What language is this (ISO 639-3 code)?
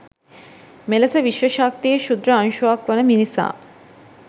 sin